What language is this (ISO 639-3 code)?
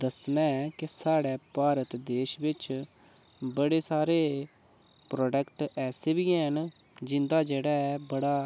doi